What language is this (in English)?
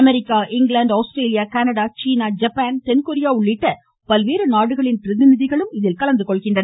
Tamil